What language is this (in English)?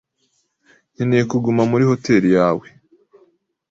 Kinyarwanda